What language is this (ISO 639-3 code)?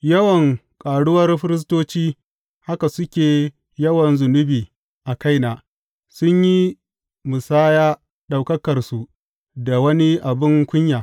hau